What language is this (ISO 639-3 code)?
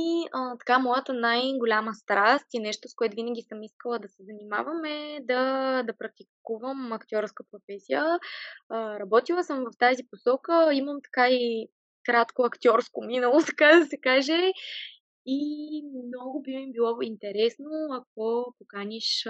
bul